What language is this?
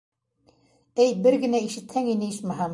Bashkir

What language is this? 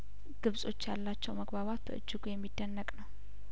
Amharic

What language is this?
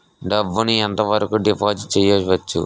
Telugu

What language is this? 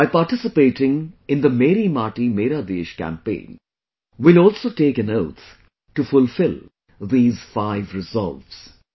English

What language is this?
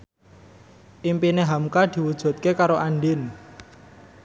Javanese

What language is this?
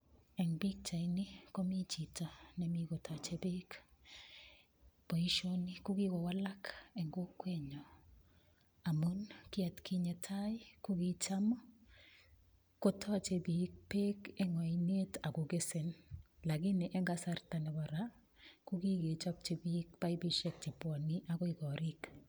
Kalenjin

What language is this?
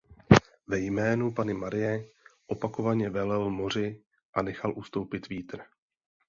Czech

